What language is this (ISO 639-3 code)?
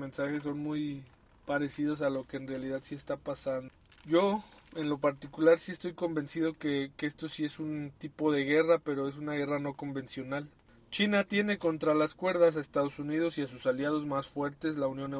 spa